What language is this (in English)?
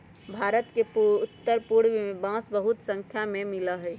Magahi